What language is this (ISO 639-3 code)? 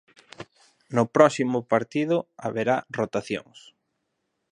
glg